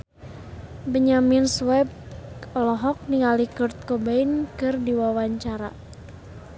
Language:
Sundanese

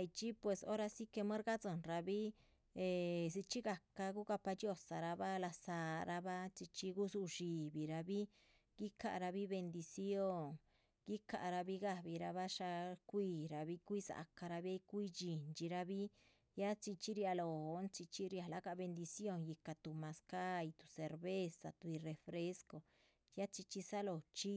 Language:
Chichicapan Zapotec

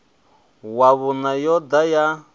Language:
Venda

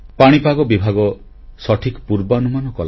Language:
Odia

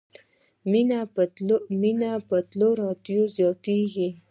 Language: Pashto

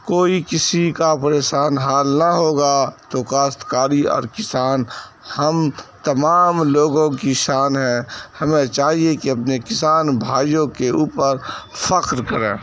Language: Urdu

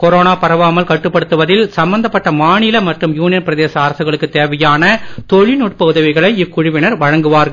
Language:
Tamil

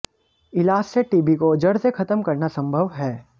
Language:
Hindi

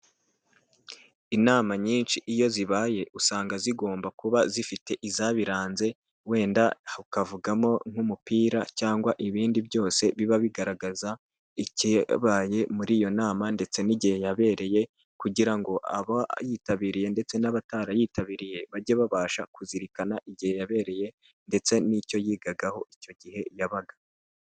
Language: Kinyarwanda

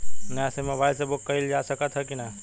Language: Bhojpuri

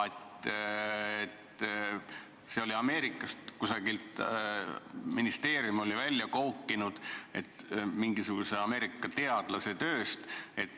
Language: Estonian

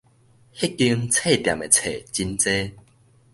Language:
Min Nan Chinese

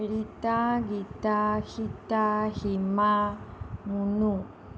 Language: Assamese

